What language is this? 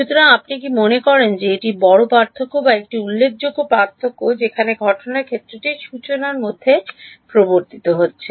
Bangla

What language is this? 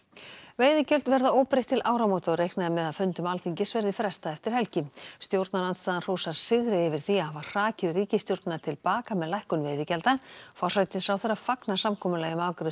Icelandic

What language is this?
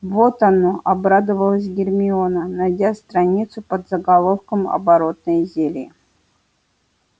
Russian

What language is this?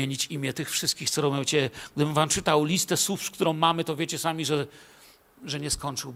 Polish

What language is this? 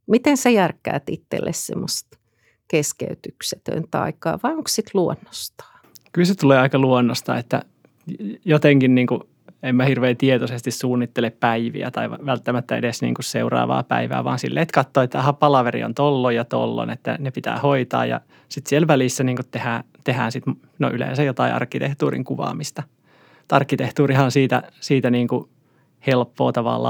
Finnish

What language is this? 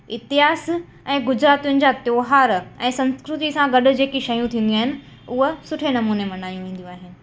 Sindhi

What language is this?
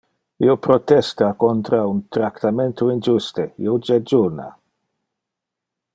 Interlingua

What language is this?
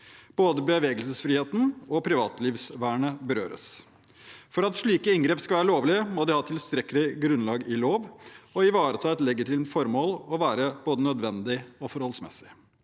Norwegian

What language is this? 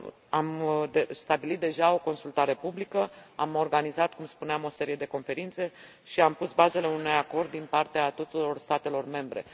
Romanian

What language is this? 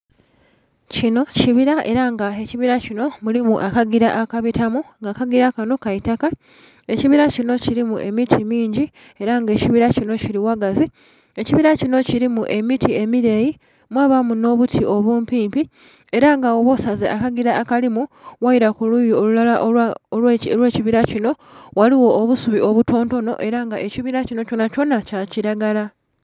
Soga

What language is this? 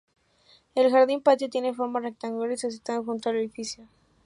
Spanish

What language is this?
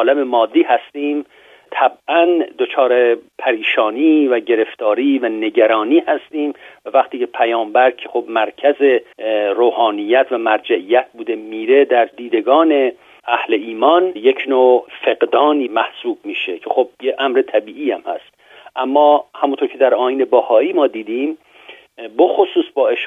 Persian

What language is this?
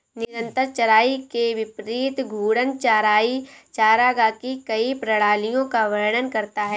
Hindi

